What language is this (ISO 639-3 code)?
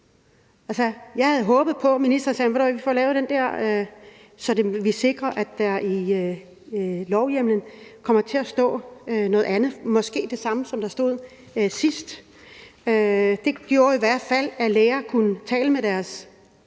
dan